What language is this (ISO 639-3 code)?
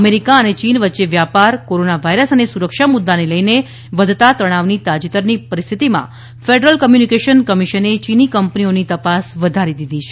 guj